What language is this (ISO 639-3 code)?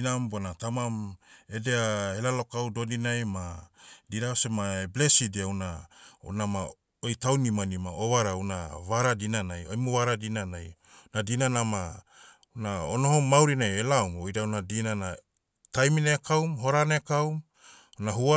meu